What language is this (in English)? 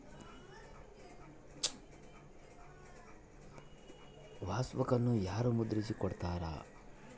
Kannada